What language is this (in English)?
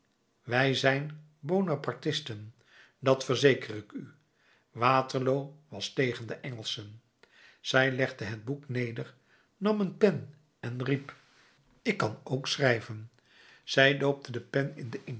Dutch